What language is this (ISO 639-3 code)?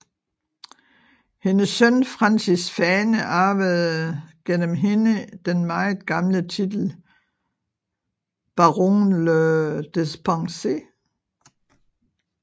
dan